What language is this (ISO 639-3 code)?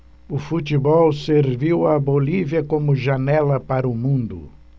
por